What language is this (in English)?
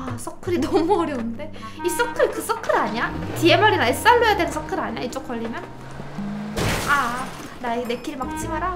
Korean